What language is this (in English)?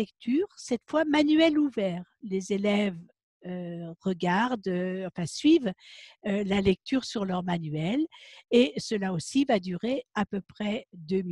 French